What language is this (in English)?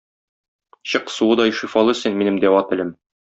Tatar